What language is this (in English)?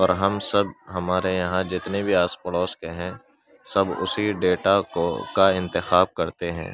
Urdu